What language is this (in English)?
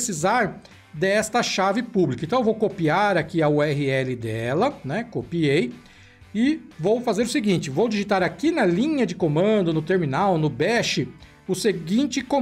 Portuguese